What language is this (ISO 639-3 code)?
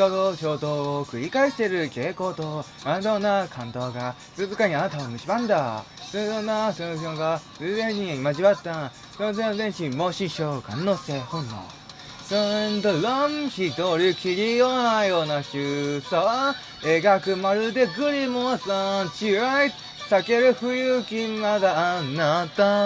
jpn